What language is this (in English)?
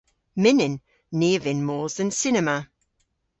Cornish